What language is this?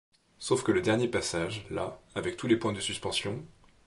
French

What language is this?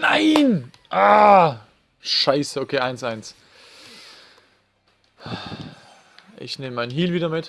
German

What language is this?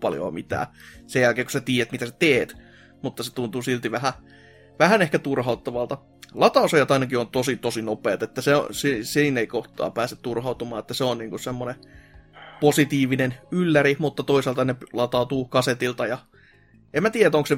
Finnish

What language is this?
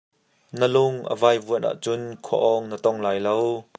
Hakha Chin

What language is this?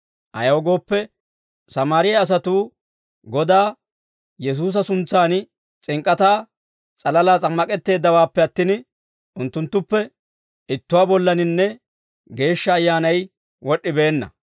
Dawro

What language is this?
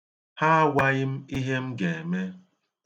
Igbo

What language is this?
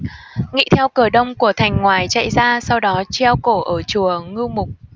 Vietnamese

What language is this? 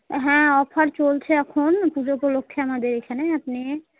Bangla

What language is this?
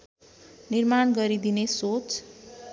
Nepali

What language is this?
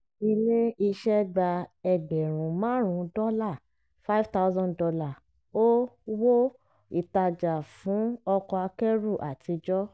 Yoruba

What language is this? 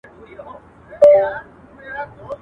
Pashto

